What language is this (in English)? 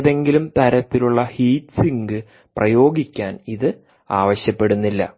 Malayalam